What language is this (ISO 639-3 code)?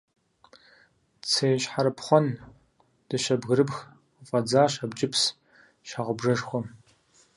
kbd